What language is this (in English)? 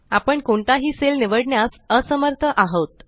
Marathi